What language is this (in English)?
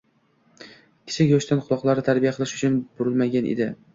Uzbek